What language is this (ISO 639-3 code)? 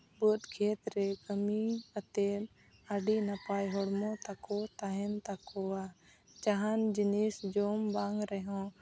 sat